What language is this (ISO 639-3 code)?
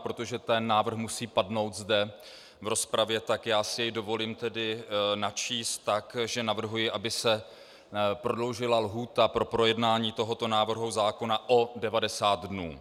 ces